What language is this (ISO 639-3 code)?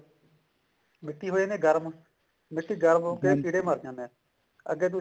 pan